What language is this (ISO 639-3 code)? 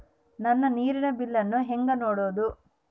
kan